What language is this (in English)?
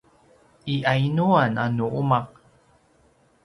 Paiwan